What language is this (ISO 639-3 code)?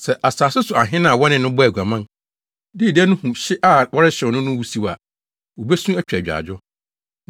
aka